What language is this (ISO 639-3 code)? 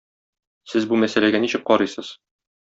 tat